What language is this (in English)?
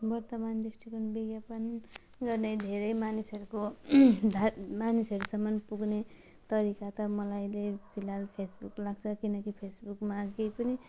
Nepali